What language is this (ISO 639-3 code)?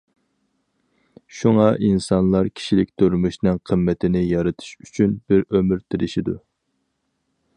uig